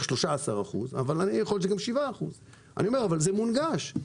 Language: Hebrew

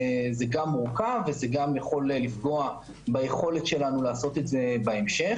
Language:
Hebrew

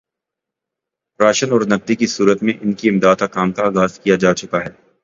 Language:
Urdu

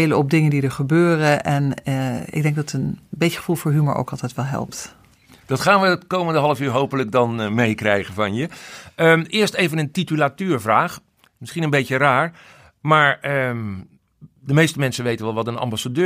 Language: Dutch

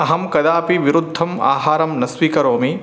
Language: Sanskrit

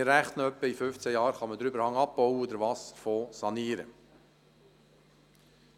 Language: Swiss German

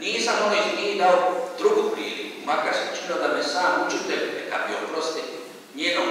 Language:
Romanian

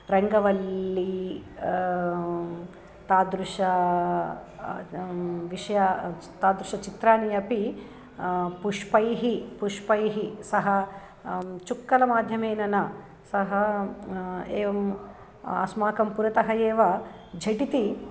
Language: Sanskrit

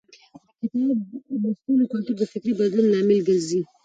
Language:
Pashto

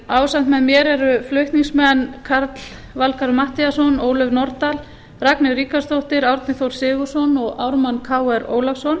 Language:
Icelandic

